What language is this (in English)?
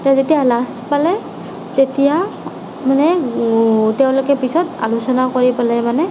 Assamese